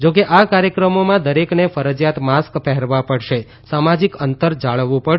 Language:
Gujarati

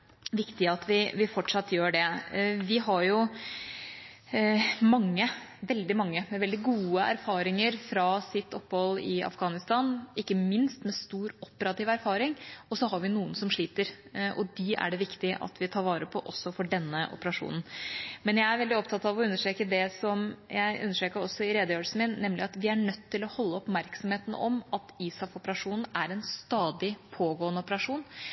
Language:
Norwegian Bokmål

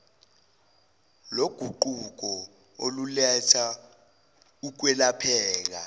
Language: Zulu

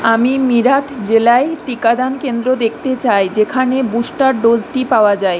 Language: Bangla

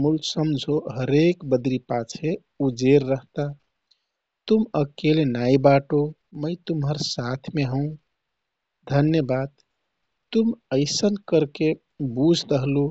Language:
Kathoriya Tharu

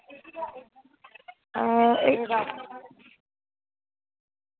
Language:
Dogri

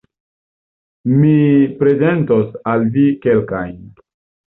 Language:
Esperanto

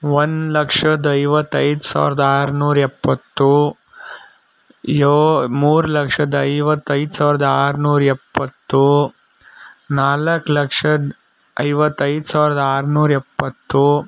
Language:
Kannada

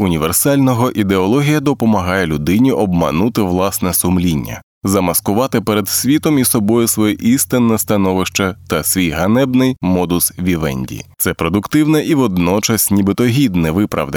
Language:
Ukrainian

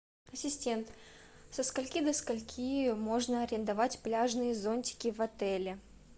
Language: Russian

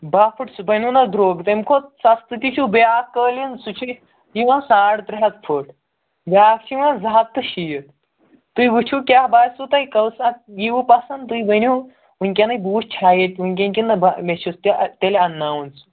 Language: Kashmiri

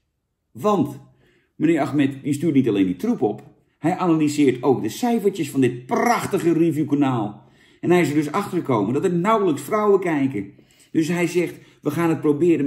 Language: Dutch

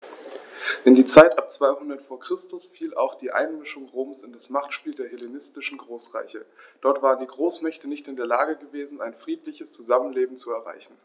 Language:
German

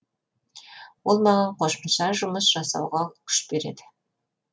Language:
Kazakh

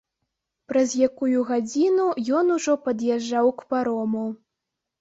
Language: Belarusian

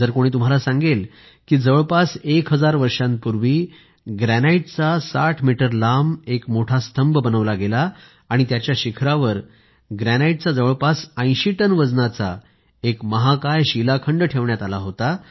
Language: Marathi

